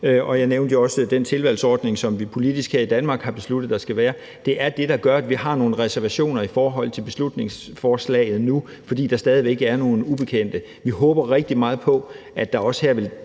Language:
Danish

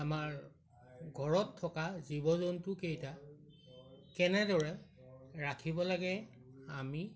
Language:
Assamese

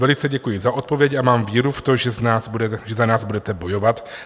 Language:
Czech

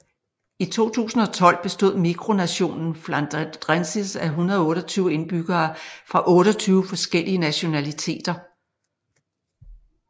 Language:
Danish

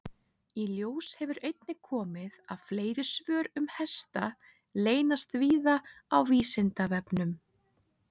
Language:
Icelandic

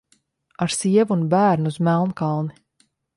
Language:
Latvian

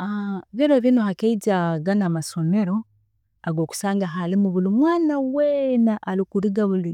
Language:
Tooro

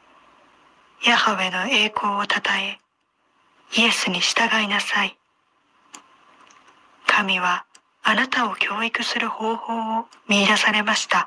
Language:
Japanese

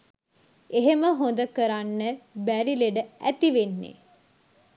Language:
Sinhala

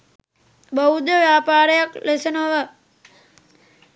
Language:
Sinhala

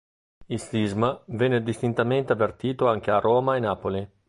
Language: Italian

